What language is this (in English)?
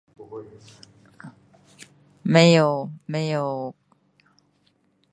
Min Dong Chinese